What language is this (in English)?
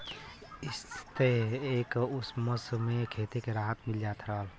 Bhojpuri